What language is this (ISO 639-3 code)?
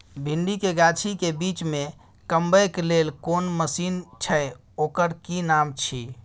mai